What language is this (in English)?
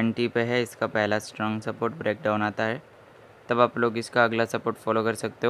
Hindi